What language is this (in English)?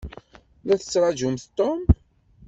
Kabyle